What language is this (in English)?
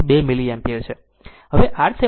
Gujarati